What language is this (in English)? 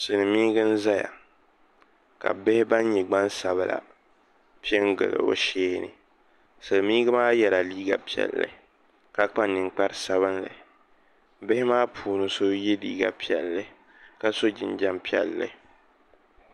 Dagbani